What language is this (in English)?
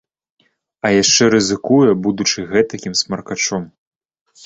Belarusian